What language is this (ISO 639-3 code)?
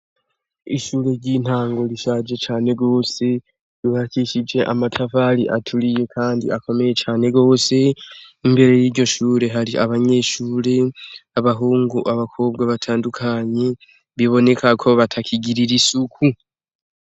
run